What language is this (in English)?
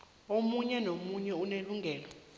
South Ndebele